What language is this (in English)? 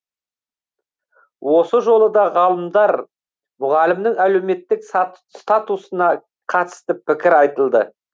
Kazakh